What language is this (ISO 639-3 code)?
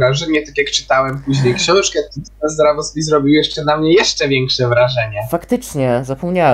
pol